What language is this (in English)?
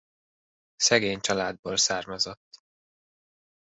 Hungarian